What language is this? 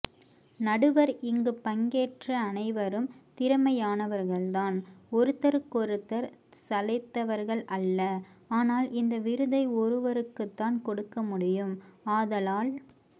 Tamil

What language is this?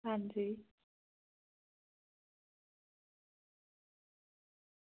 Dogri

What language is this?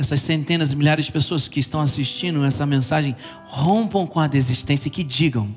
Portuguese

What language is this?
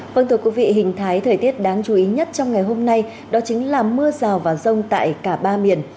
Vietnamese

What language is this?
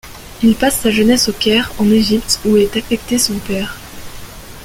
French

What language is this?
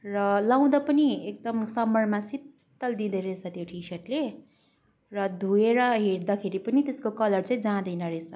Nepali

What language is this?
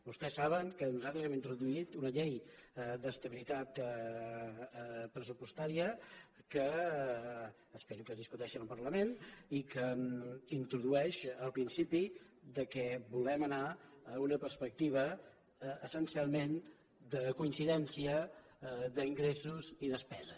Catalan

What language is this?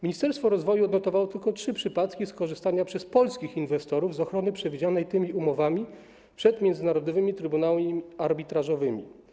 Polish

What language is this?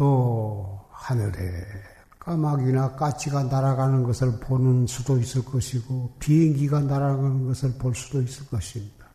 Korean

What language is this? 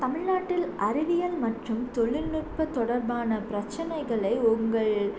Tamil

